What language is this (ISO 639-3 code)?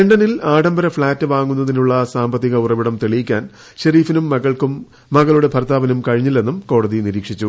mal